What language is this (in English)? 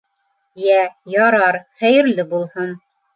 Bashkir